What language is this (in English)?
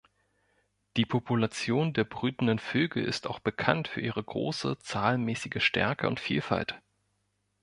German